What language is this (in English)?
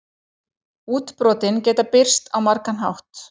Icelandic